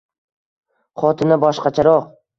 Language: Uzbek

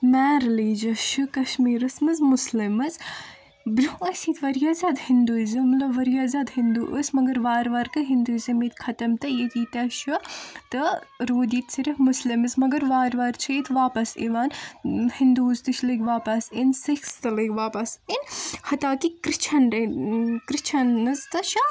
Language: Kashmiri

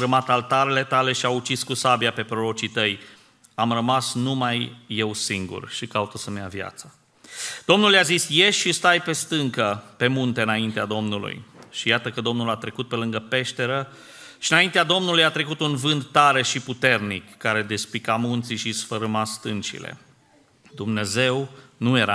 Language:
Romanian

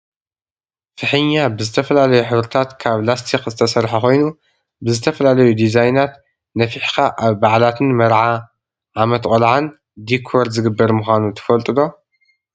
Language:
Tigrinya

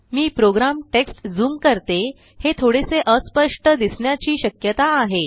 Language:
Marathi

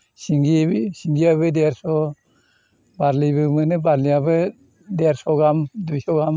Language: Bodo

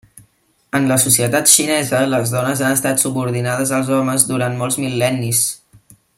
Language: Catalan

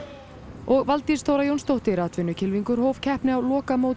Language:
Icelandic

